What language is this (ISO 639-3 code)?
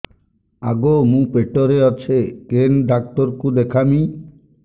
ori